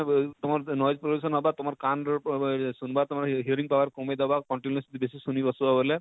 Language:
Odia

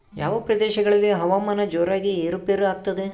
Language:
Kannada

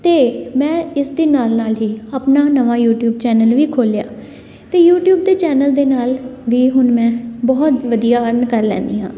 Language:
Punjabi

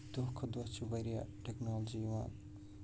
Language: Kashmiri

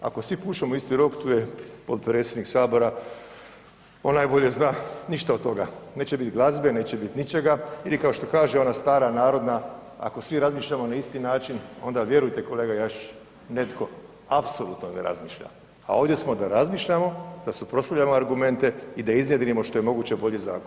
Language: Croatian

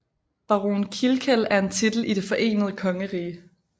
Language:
Danish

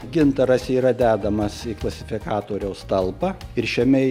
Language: Lithuanian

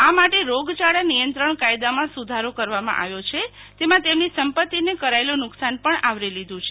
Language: Gujarati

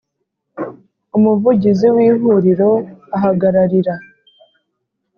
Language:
Kinyarwanda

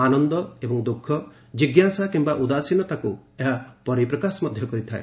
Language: Odia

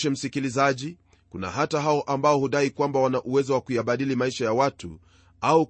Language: Swahili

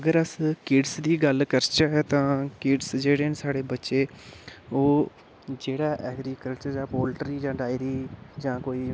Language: Dogri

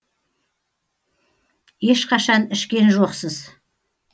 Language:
Kazakh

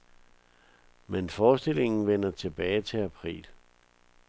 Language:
Danish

